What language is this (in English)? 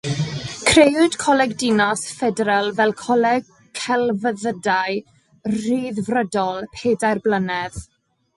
Welsh